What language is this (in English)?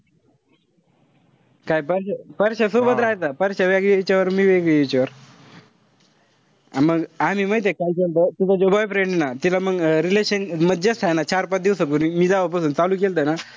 Marathi